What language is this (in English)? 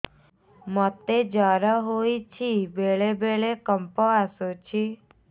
Odia